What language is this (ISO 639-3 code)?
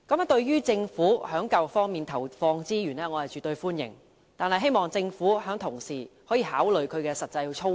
yue